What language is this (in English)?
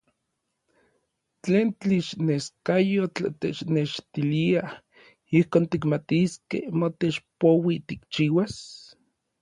Orizaba Nahuatl